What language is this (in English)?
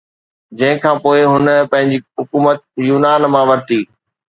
Sindhi